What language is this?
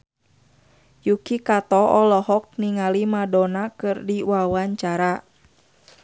Sundanese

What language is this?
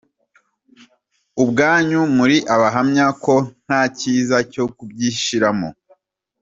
Kinyarwanda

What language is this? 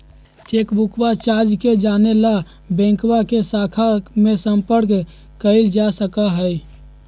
Magahi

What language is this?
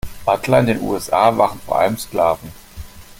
German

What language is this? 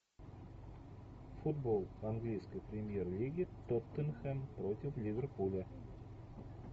Russian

